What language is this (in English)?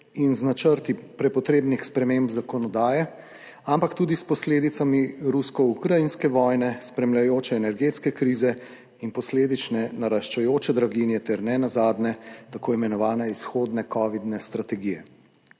Slovenian